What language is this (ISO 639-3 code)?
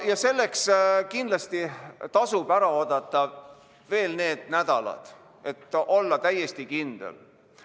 est